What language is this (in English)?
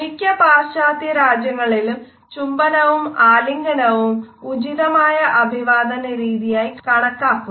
Malayalam